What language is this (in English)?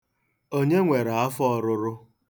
Igbo